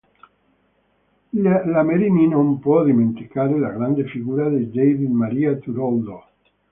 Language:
Italian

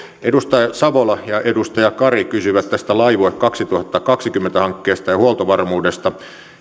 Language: Finnish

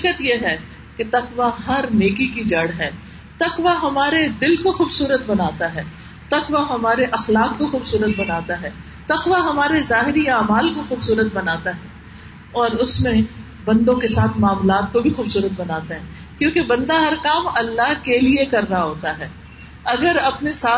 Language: Urdu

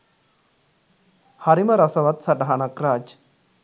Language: Sinhala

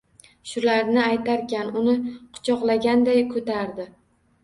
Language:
Uzbek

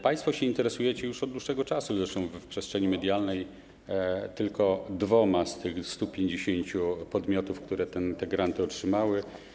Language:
Polish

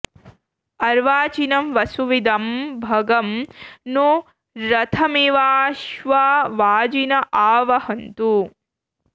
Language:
Sanskrit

